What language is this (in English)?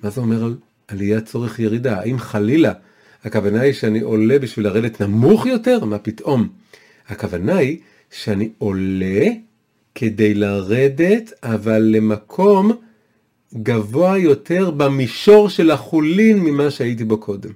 Hebrew